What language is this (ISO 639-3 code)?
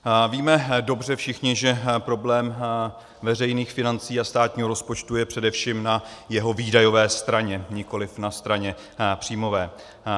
ces